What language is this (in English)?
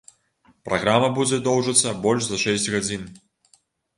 Belarusian